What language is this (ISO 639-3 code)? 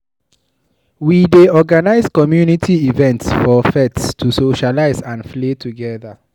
pcm